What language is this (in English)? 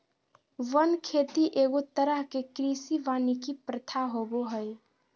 Magahi